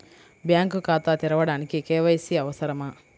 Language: Telugu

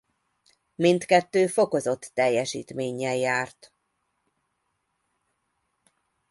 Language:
Hungarian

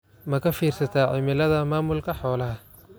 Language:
Somali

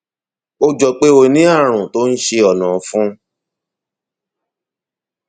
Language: Yoruba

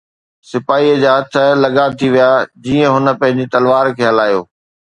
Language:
Sindhi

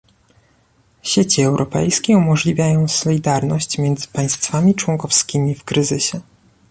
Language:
Polish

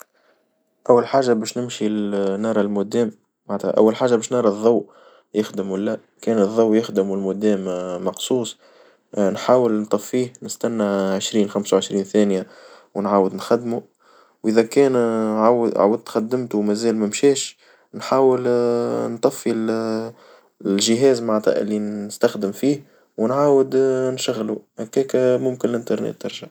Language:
Tunisian Arabic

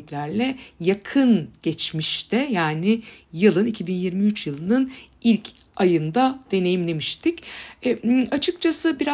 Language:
Turkish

